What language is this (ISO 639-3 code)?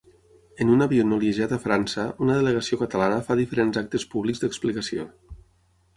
cat